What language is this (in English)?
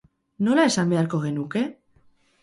Basque